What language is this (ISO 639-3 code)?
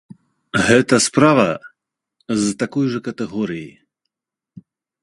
bel